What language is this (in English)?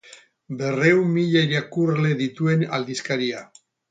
Basque